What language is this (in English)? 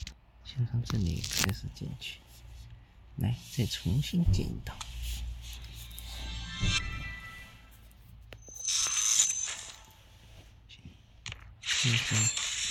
Chinese